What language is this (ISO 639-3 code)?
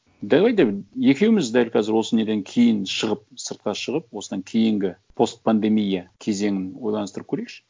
kaz